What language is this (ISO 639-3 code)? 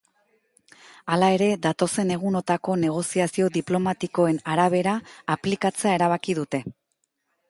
eus